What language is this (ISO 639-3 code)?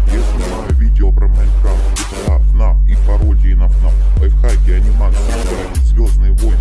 rus